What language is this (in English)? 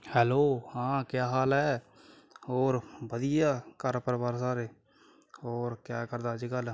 Punjabi